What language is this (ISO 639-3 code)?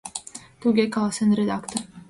chm